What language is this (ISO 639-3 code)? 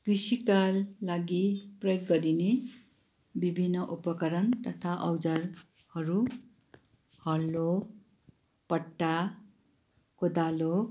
nep